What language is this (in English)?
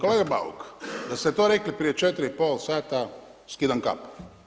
Croatian